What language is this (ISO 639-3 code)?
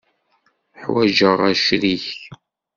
kab